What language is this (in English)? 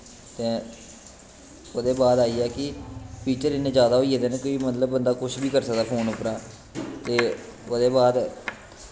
Dogri